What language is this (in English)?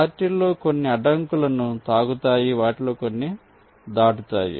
Telugu